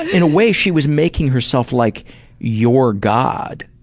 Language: English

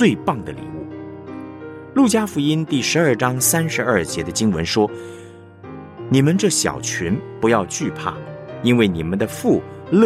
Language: Chinese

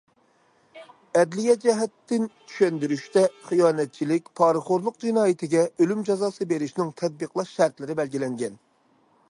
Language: Uyghur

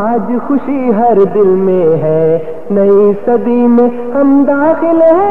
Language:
Urdu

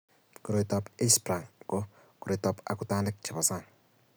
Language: Kalenjin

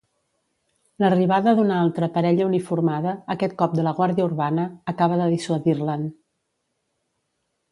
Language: Catalan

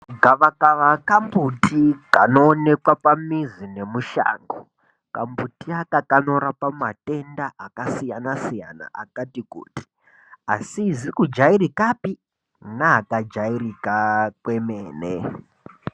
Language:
Ndau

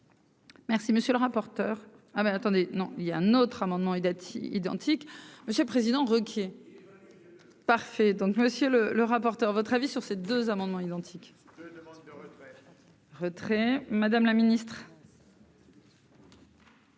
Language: French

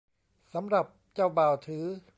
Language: Thai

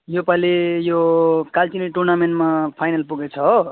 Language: Nepali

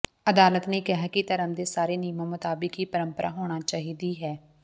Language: Punjabi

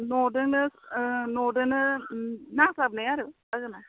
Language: Bodo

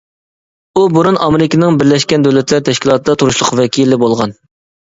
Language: Uyghur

